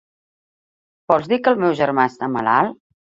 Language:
Catalan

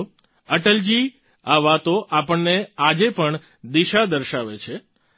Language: Gujarati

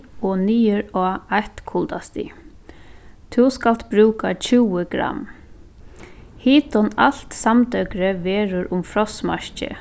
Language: Faroese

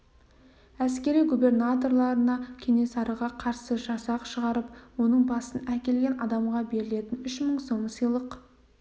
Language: Kazakh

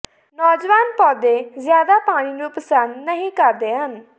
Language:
Punjabi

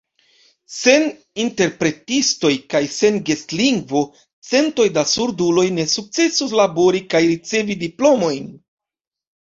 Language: Esperanto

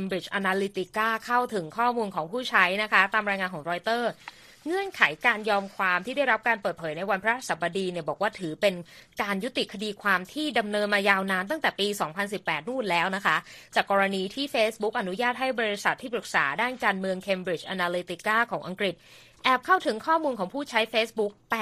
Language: Thai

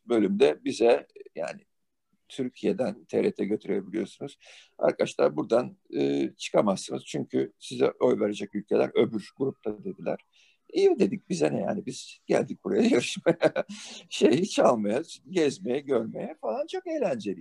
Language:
Turkish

